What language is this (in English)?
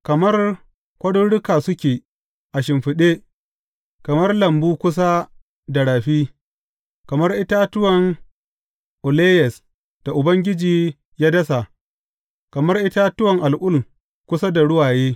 Hausa